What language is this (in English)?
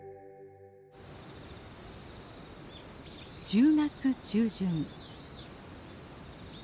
Japanese